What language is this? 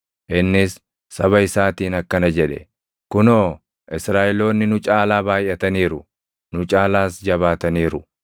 Oromo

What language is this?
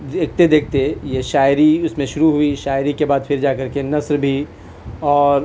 Urdu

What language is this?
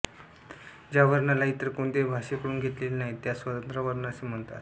Marathi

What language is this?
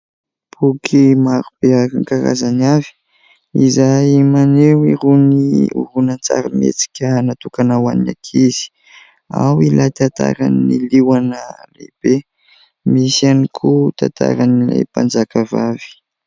Malagasy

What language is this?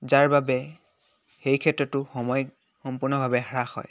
Assamese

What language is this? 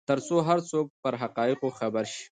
Pashto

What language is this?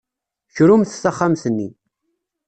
Kabyle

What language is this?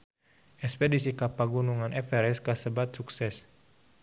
Sundanese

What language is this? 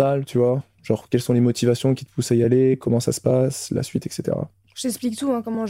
French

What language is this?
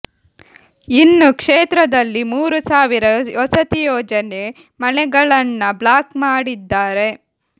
Kannada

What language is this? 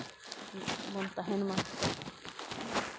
Santali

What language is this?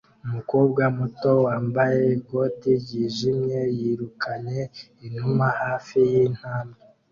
Kinyarwanda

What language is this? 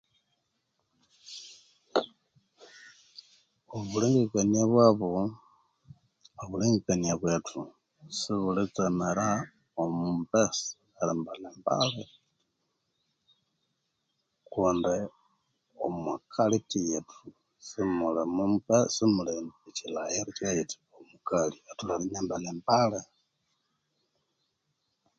Konzo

